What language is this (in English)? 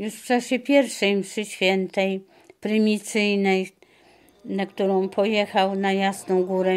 Polish